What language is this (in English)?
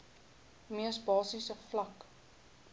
Afrikaans